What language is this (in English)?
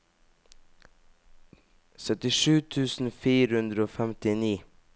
Norwegian